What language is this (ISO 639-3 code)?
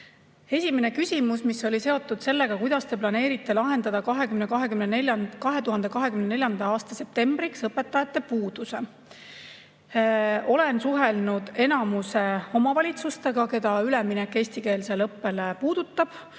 est